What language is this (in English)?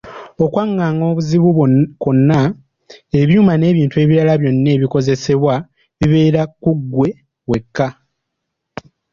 Ganda